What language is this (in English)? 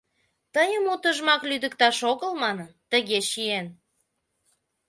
Mari